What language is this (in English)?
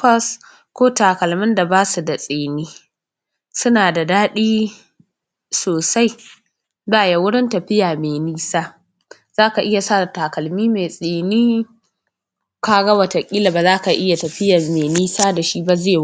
Hausa